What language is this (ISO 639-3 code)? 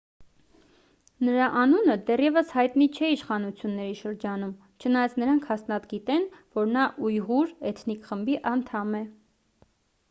hye